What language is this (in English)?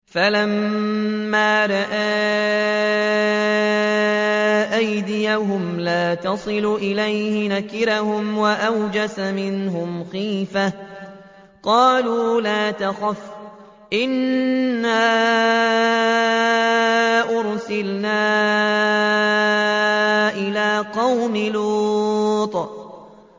Arabic